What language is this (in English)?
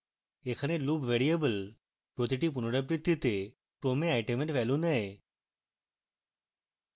Bangla